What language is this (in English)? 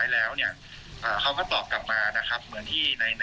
Thai